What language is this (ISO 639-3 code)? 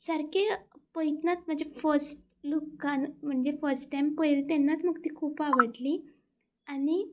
kok